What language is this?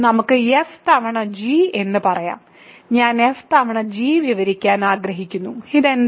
Malayalam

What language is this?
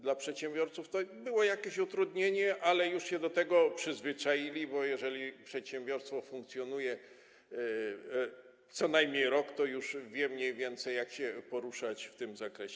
Polish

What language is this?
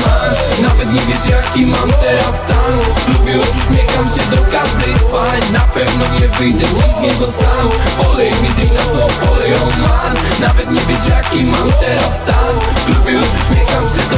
Polish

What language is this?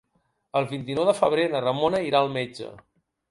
Catalan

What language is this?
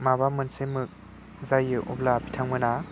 Bodo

